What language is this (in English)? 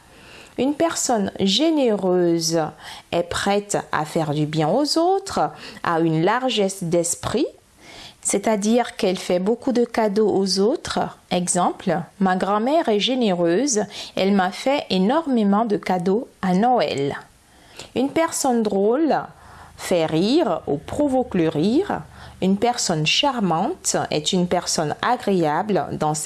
French